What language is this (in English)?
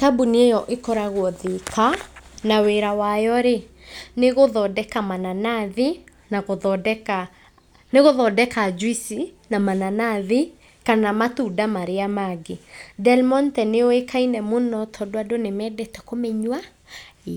Kikuyu